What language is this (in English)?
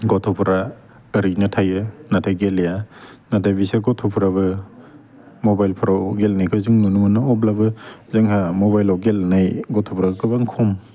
Bodo